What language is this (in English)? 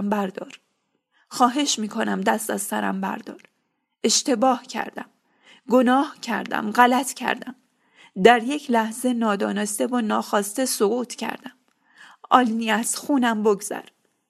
Persian